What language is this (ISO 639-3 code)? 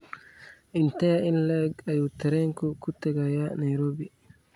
som